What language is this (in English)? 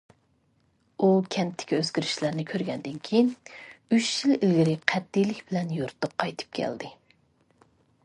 Uyghur